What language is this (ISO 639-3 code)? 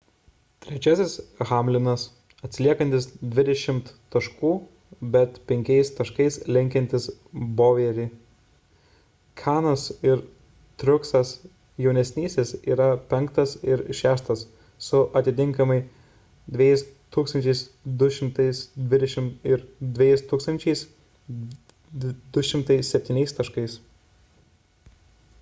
lit